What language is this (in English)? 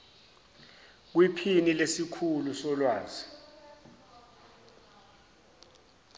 Zulu